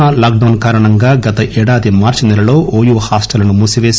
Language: Telugu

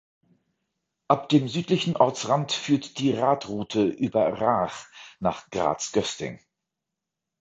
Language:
German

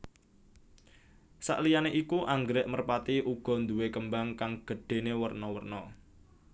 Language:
Javanese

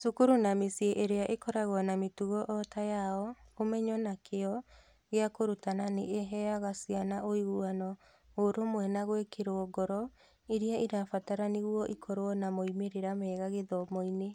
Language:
Kikuyu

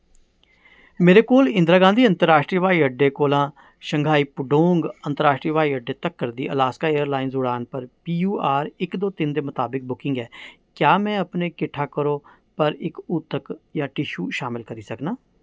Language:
Dogri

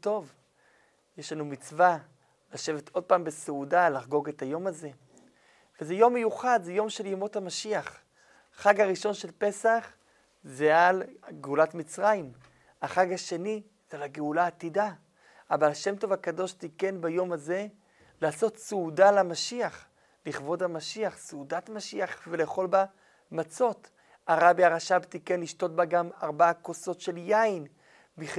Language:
Hebrew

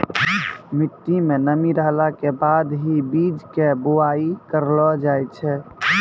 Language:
Maithili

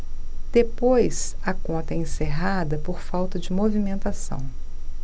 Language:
Portuguese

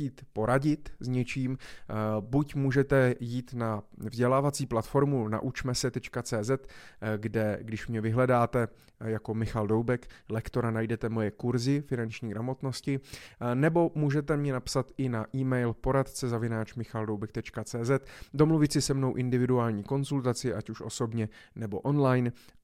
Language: Czech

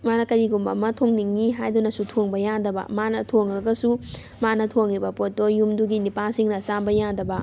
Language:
Manipuri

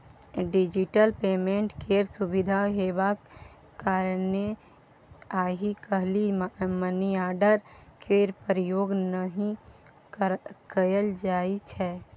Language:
Maithili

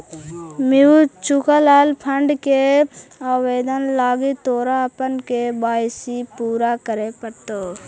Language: Magahi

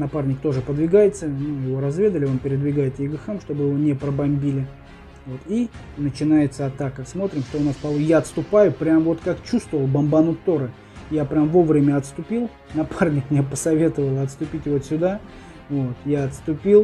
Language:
Russian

